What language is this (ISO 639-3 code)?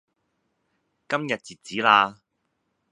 yue